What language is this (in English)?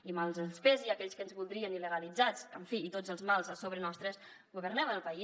Catalan